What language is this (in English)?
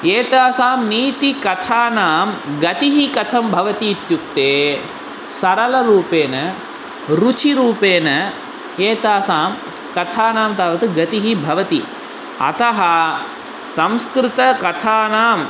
Sanskrit